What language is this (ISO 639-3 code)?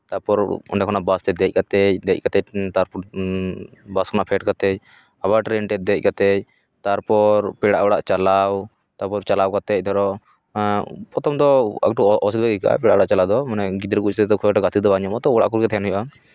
sat